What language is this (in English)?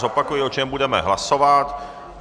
Czech